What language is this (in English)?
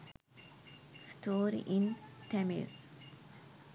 Sinhala